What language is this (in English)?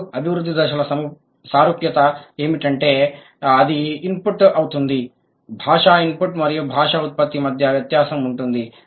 Telugu